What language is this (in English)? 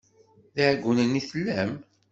Kabyle